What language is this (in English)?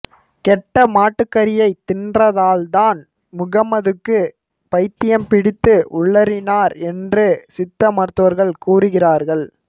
Tamil